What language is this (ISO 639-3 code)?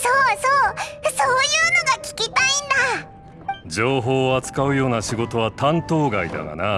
jpn